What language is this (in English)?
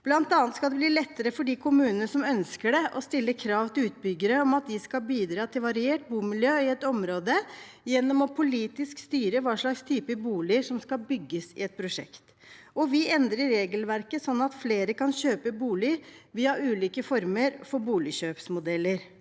Norwegian